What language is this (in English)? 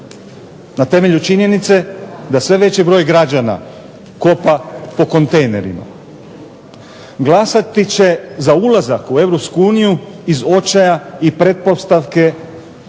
Croatian